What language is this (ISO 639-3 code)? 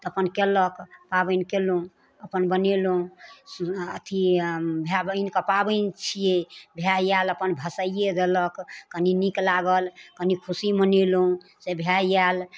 mai